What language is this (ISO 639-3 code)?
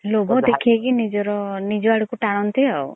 ori